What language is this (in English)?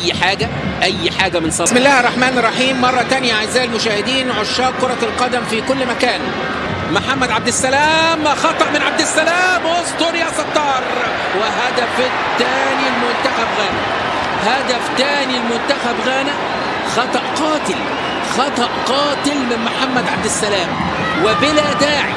Arabic